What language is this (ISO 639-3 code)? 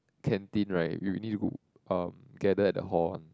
eng